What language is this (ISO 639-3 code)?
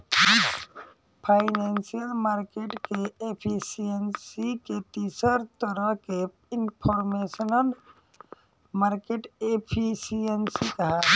bho